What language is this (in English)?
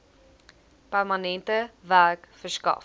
Afrikaans